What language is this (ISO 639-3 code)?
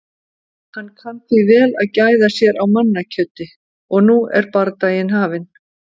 isl